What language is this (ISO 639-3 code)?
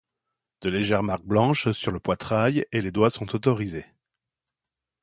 fra